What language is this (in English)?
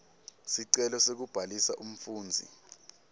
Swati